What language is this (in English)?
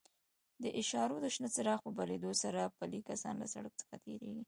Pashto